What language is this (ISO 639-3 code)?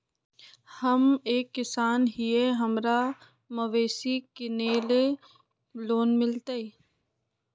mag